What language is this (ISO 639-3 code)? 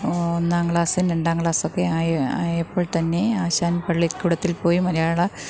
mal